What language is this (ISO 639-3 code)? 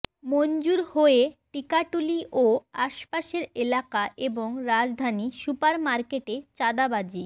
ben